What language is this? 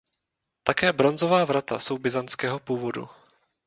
Czech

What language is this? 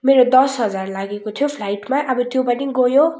Nepali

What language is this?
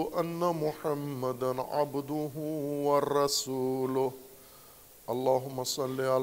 Arabic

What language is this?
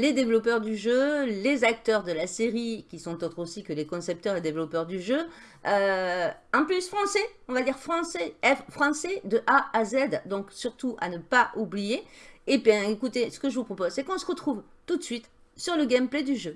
French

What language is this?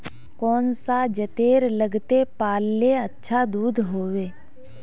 Magahi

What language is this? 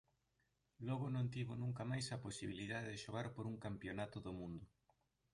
Galician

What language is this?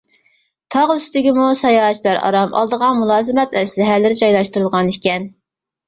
Uyghur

